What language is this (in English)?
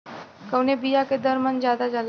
Bhojpuri